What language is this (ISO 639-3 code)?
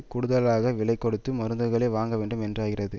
tam